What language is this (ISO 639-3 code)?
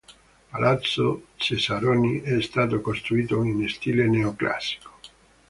ita